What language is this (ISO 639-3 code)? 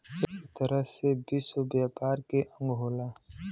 bho